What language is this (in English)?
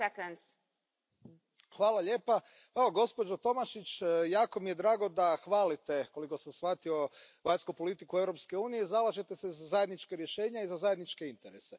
Croatian